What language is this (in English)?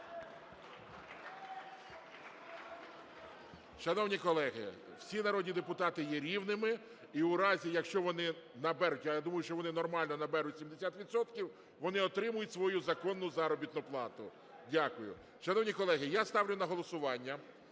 Ukrainian